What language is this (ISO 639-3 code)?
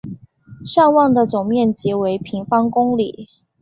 zho